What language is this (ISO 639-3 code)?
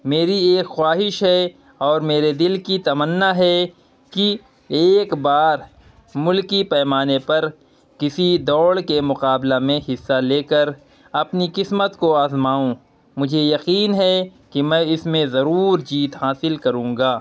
urd